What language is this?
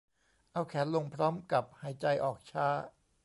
Thai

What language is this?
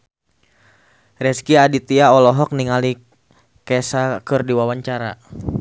Sundanese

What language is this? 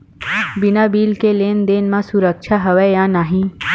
Chhattisgarhi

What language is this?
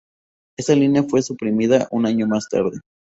Spanish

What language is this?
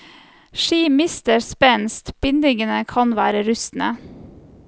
Norwegian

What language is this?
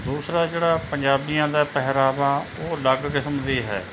Punjabi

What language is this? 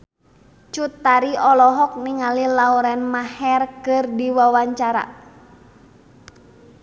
Sundanese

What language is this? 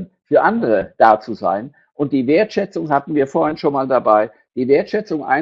German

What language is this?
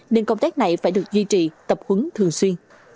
Vietnamese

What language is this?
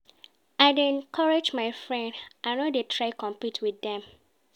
Nigerian Pidgin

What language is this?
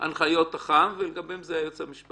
Hebrew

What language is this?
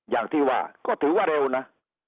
Thai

